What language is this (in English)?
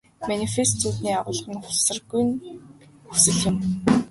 Mongolian